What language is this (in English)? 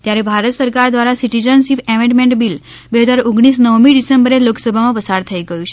Gujarati